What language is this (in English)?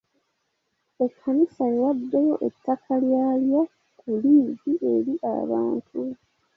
Ganda